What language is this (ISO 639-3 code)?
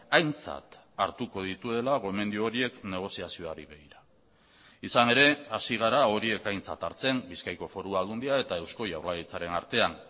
eus